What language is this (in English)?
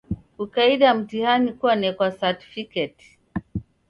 Taita